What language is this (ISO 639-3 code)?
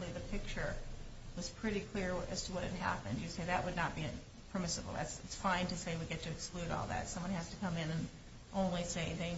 eng